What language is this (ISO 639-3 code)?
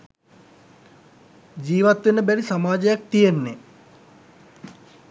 sin